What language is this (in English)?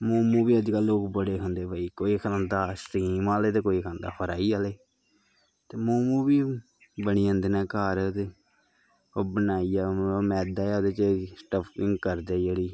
Dogri